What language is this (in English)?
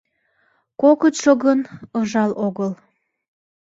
Mari